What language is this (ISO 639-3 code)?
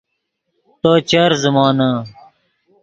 ydg